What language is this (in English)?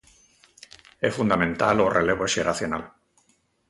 Galician